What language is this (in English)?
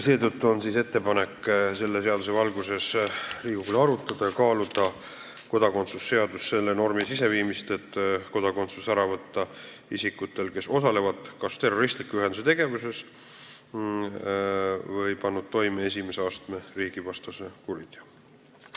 Estonian